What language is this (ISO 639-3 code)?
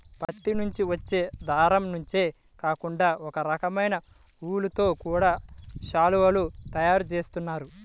tel